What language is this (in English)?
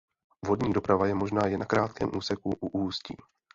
Czech